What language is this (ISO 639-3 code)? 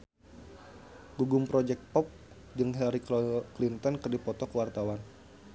sun